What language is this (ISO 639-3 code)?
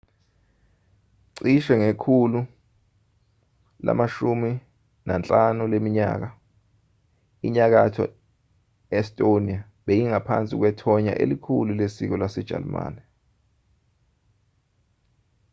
zul